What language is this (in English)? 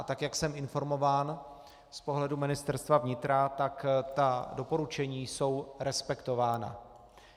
Czech